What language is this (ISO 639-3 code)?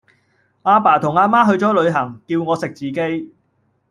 yue